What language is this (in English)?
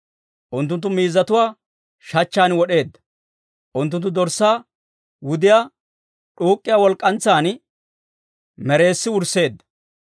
Dawro